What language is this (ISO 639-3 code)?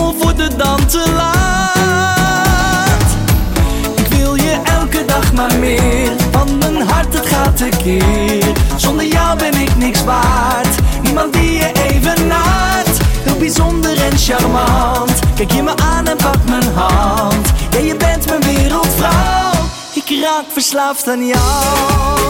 nld